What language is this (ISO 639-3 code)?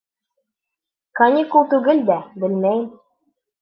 bak